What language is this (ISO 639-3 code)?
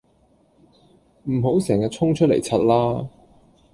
yue